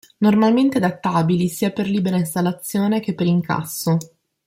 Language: Italian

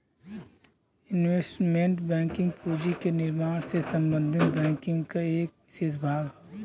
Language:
Bhojpuri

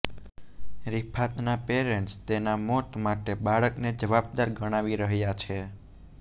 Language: Gujarati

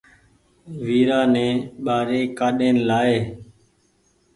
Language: Goaria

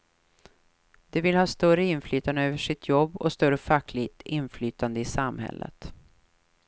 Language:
Swedish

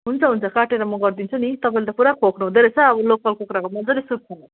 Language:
Nepali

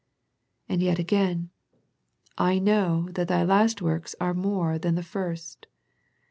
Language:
English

